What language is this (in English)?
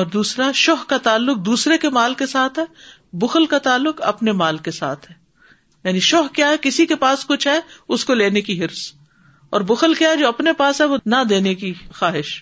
Urdu